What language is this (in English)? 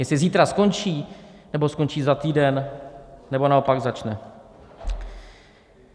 Czech